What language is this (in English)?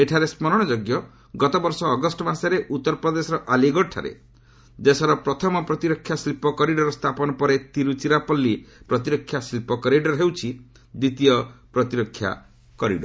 Odia